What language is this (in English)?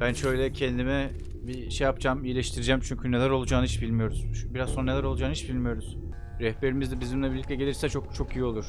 Turkish